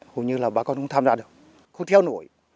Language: Vietnamese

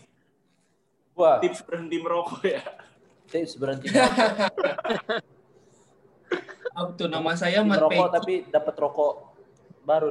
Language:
Indonesian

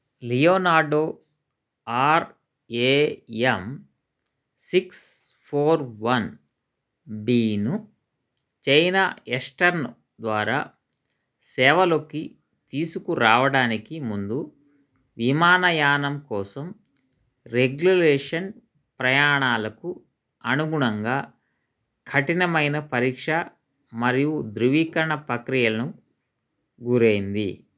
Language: Telugu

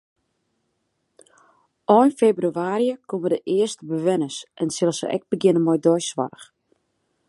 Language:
Western Frisian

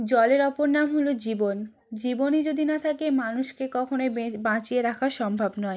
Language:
Bangla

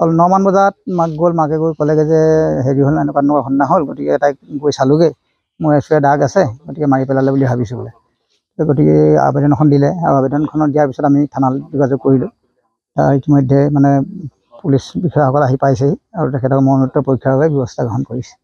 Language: Bangla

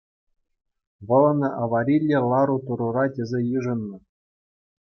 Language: Chuvash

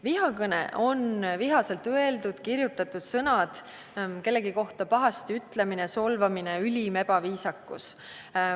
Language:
Estonian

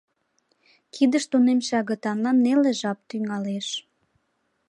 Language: Mari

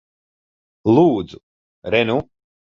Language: Latvian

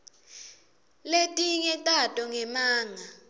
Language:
Swati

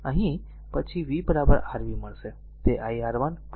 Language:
Gujarati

